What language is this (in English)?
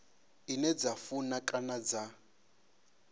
Venda